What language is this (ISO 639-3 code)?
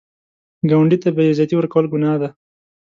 pus